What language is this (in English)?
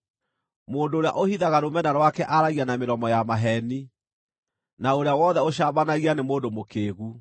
Kikuyu